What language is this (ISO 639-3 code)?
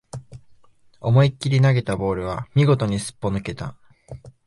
jpn